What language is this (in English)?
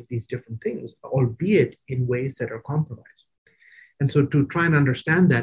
English